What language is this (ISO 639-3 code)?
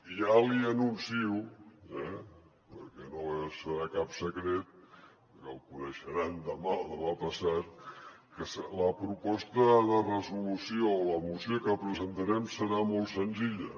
cat